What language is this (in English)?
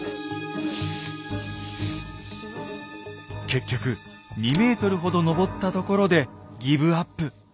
Japanese